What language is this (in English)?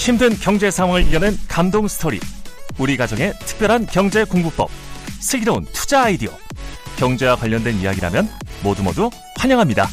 Korean